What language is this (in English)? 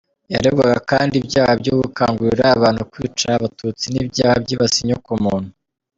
Kinyarwanda